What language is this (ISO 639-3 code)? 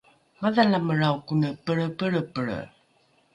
dru